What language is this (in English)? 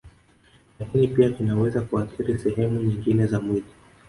Swahili